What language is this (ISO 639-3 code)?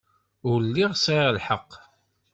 kab